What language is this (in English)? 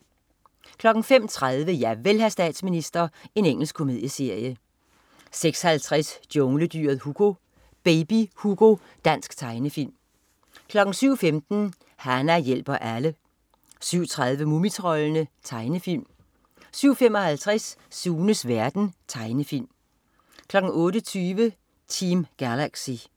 Danish